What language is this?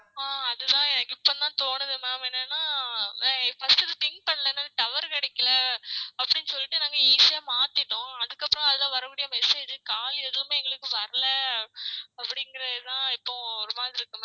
Tamil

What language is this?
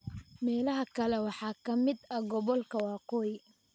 Somali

